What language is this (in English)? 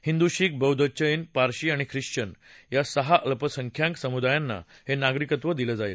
Marathi